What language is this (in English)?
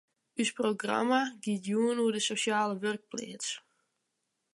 Western Frisian